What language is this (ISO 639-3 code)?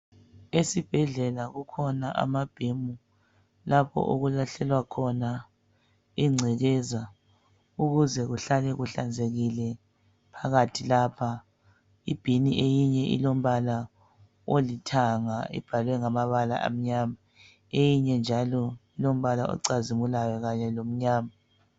nde